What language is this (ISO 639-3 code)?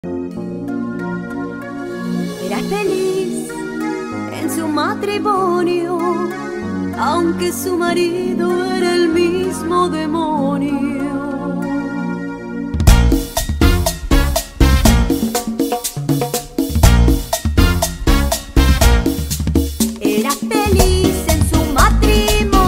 ind